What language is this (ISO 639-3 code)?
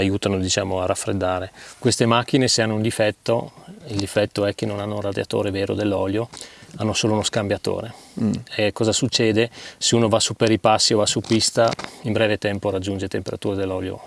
ita